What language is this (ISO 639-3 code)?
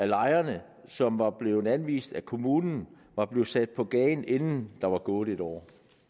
dan